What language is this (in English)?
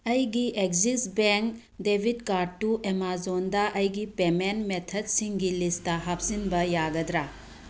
Manipuri